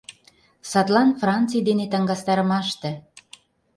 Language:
Mari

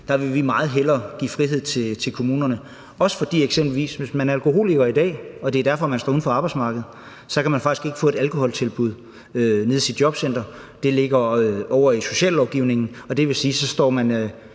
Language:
Danish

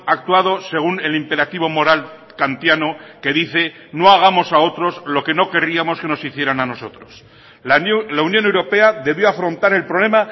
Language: Spanish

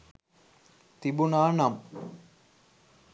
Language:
Sinhala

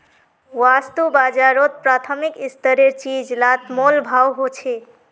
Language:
Magahi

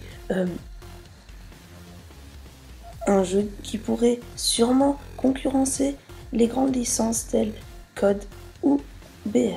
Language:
French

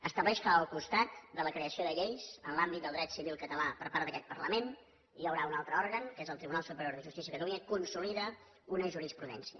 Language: Catalan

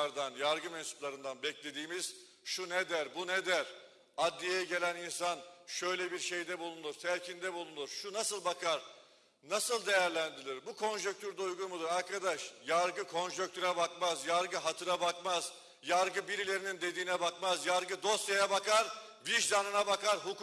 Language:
Turkish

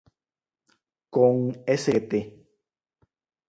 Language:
Galician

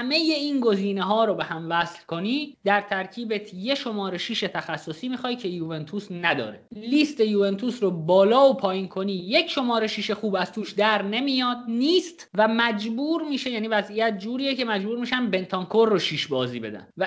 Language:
Persian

